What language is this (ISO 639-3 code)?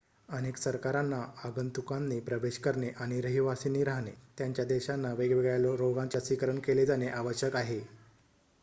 mar